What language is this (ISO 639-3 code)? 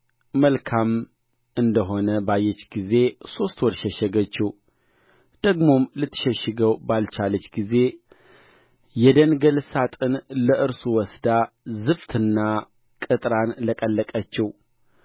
amh